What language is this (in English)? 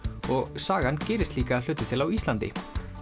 Icelandic